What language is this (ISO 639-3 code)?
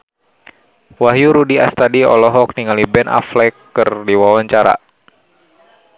sun